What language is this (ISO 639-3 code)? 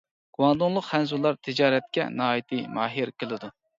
uig